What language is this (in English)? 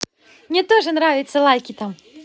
Russian